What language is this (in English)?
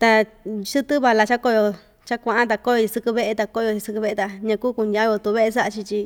Ixtayutla Mixtec